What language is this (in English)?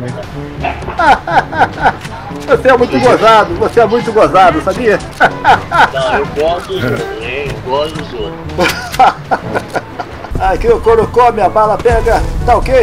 Portuguese